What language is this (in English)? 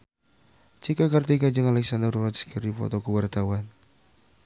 Sundanese